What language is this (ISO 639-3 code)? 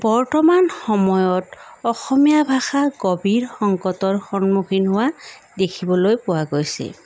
asm